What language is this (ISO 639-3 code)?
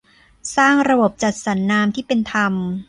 tha